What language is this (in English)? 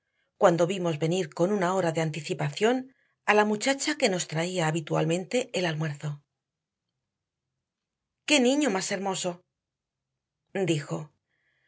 Spanish